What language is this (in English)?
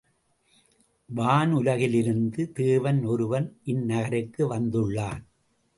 Tamil